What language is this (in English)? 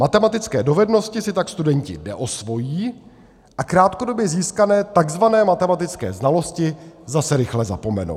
Czech